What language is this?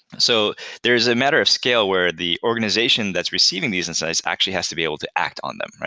English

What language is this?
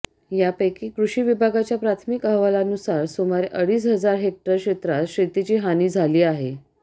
Marathi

